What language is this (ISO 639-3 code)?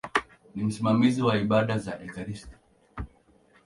swa